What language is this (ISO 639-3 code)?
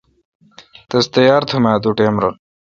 xka